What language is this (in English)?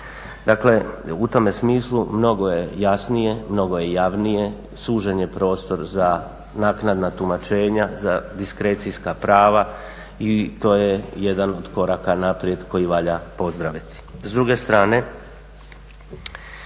Croatian